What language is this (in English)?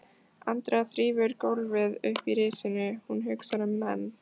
Icelandic